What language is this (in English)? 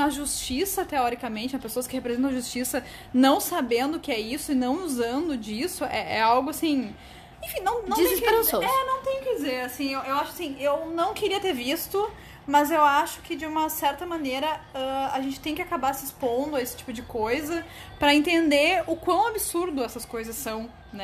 Portuguese